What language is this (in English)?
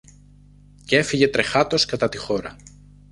Greek